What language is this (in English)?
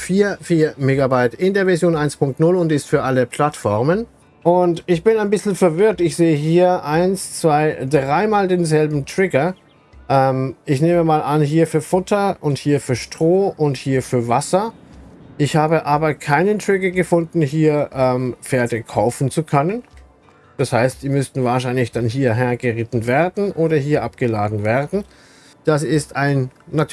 German